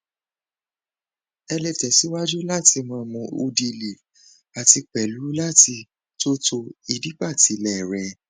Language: Yoruba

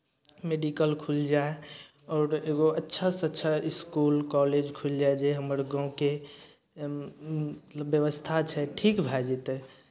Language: Maithili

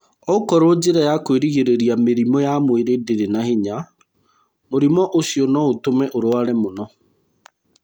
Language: Kikuyu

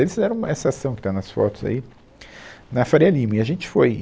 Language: Portuguese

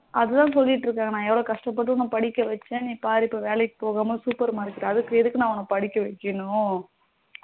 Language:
Tamil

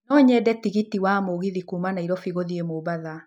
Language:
Kikuyu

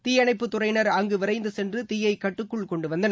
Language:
Tamil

